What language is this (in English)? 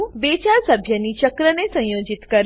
Gujarati